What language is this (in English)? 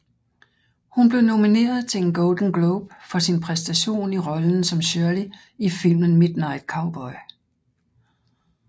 Danish